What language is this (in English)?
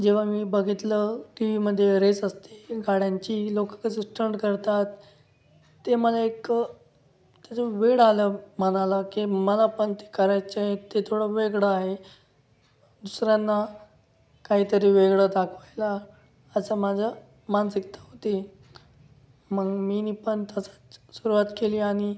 Marathi